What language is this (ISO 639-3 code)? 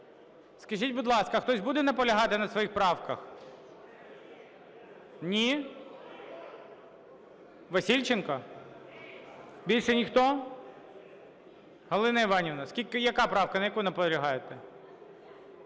ukr